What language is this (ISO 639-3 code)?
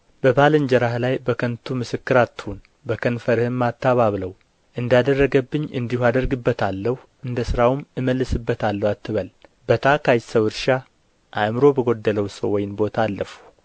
amh